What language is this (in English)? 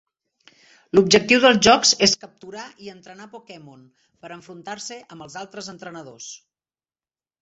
Catalan